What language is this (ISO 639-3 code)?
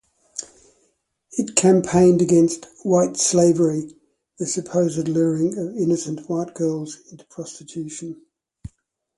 eng